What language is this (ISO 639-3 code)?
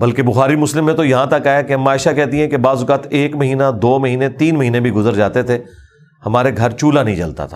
urd